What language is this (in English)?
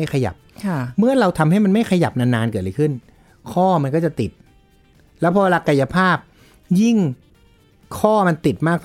Thai